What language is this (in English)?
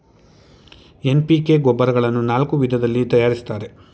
Kannada